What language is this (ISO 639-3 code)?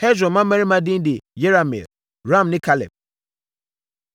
aka